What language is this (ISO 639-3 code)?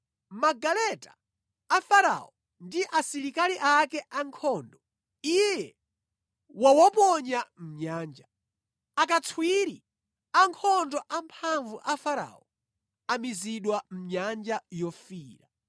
nya